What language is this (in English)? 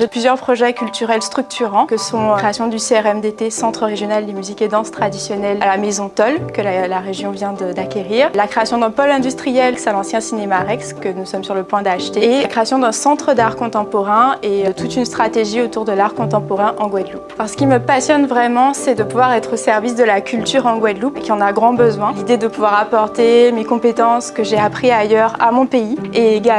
French